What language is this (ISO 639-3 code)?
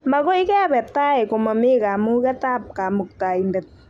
kln